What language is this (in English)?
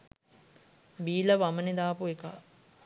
Sinhala